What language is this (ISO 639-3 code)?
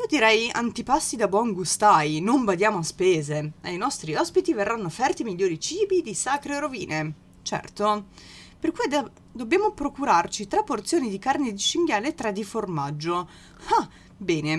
ita